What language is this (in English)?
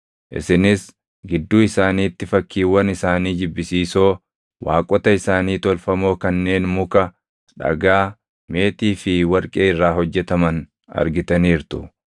Oromo